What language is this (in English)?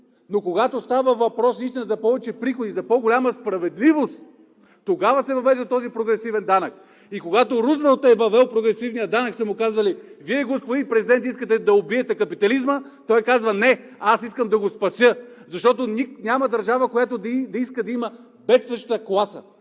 Bulgarian